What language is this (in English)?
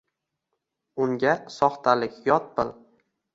Uzbek